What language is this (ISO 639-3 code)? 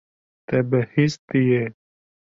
kur